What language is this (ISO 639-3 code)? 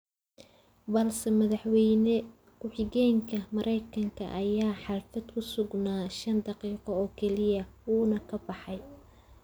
som